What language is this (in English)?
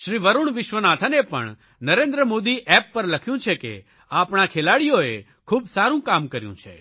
Gujarati